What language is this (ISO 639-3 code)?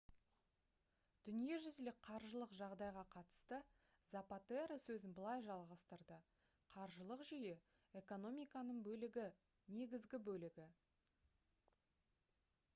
kaz